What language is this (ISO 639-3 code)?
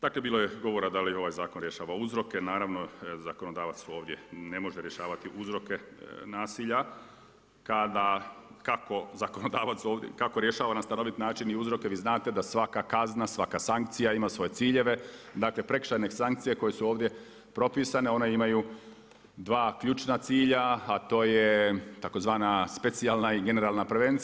hrv